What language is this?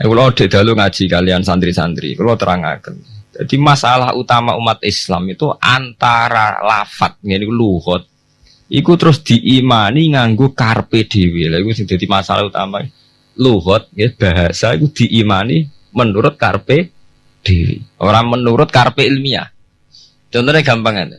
Indonesian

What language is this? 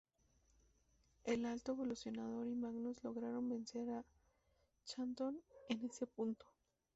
Spanish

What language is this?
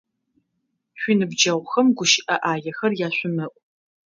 Adyghe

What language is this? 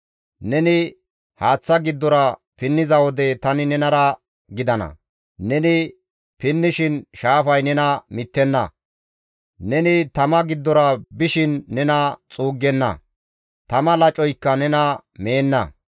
Gamo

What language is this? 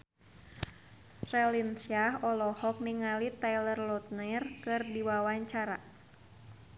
Sundanese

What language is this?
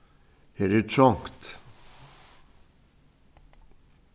Faroese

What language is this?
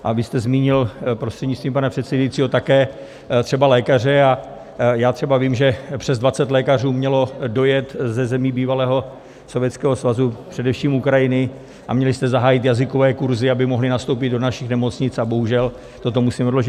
Czech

